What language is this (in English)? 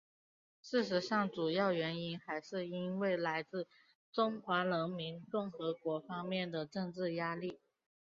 Chinese